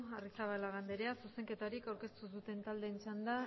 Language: Basque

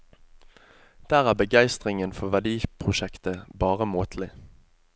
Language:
Norwegian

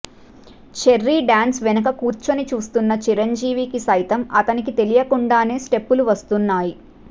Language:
Telugu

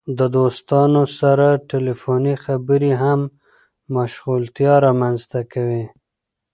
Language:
Pashto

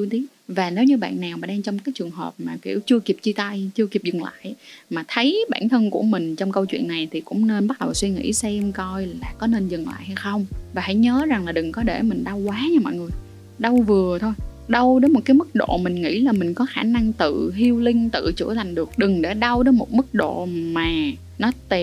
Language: Vietnamese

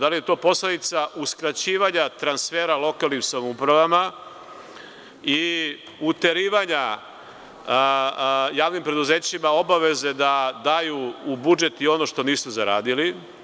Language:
Serbian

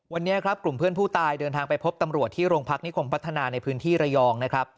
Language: Thai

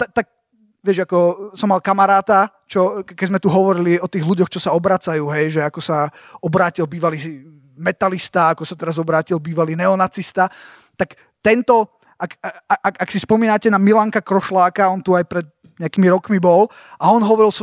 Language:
Slovak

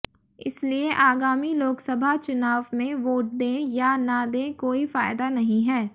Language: Hindi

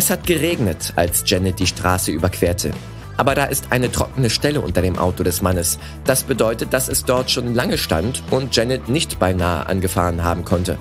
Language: German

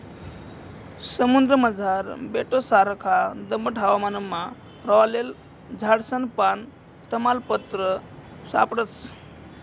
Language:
Marathi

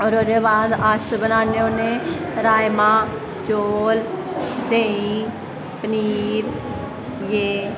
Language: Dogri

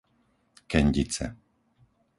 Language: Slovak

